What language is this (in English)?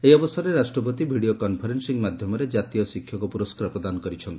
Odia